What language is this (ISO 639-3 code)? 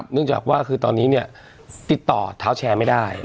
tha